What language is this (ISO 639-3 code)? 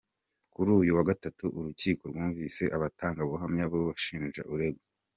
kin